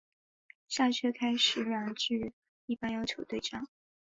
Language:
Chinese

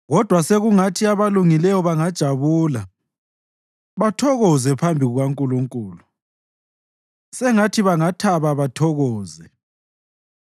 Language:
North Ndebele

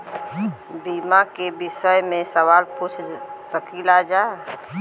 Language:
Bhojpuri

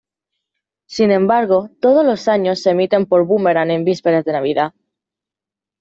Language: Spanish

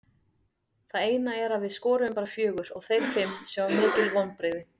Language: Icelandic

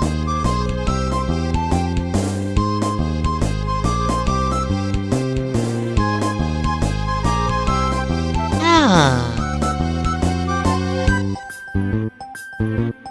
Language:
Italian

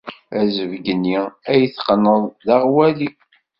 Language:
Kabyle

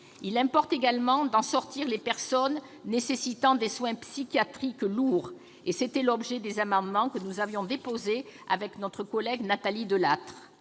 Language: French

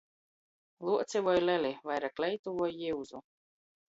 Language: Latgalian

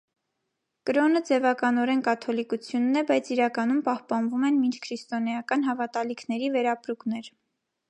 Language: Armenian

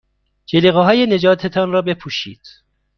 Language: Persian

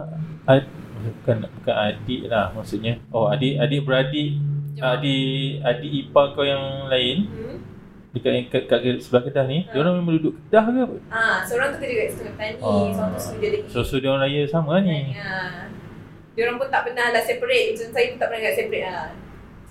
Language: Malay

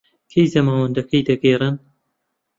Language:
Central Kurdish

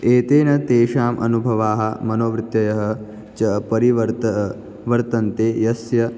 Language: Sanskrit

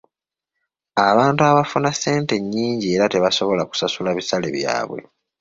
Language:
Ganda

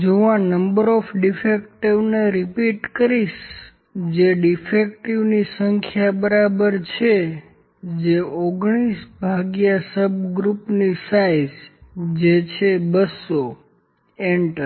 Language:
Gujarati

